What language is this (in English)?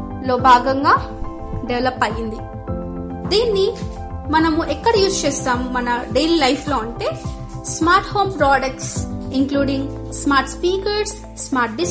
Telugu